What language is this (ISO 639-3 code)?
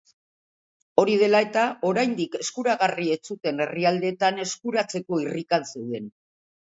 eus